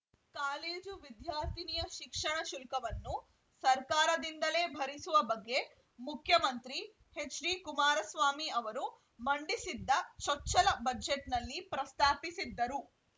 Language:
Kannada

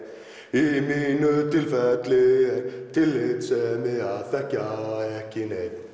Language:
Icelandic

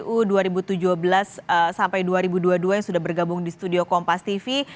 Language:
Indonesian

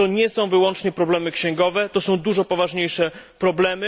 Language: Polish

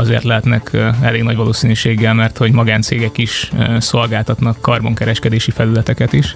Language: Hungarian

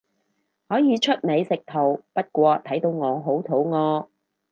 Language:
Cantonese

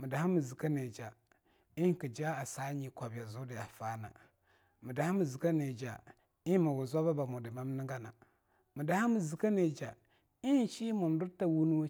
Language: Longuda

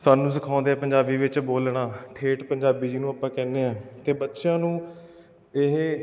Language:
Punjabi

